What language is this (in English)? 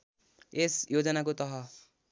Nepali